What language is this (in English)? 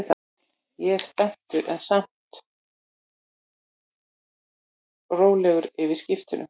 Icelandic